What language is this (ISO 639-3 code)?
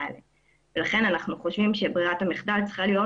heb